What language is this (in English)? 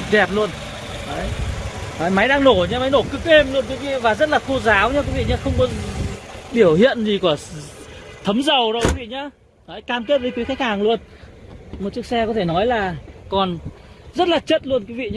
Vietnamese